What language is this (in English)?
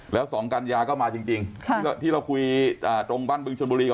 Thai